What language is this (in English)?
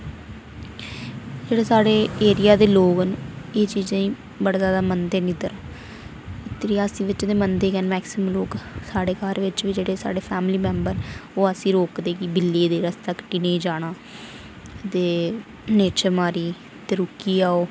Dogri